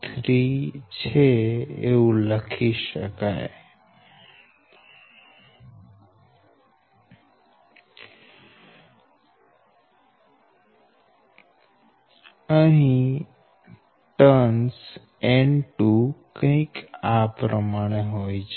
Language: Gujarati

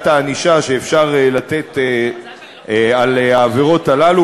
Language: Hebrew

